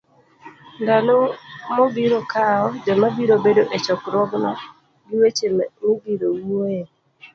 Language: Luo (Kenya and Tanzania)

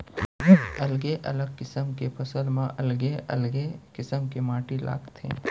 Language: Chhattisgarhi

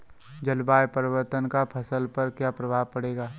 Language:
Hindi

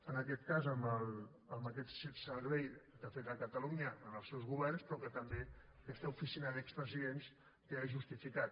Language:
Catalan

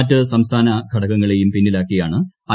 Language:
Malayalam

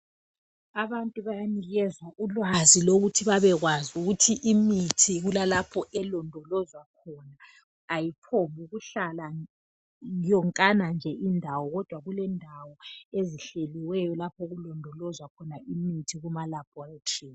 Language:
North Ndebele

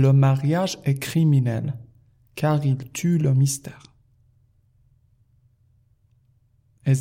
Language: Persian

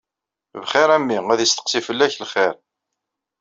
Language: Kabyle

